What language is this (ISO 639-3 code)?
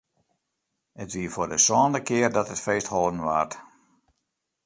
fry